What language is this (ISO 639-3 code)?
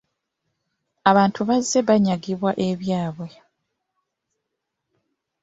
lug